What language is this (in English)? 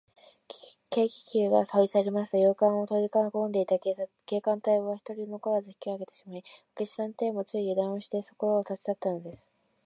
Japanese